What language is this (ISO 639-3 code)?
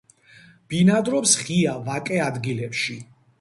kat